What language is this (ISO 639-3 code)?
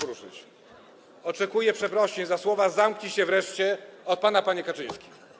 pol